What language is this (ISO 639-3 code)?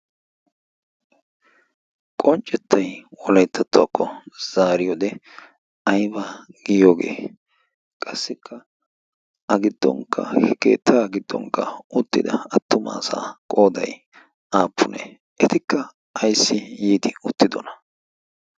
wal